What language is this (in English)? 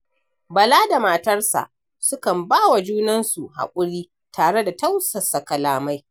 Hausa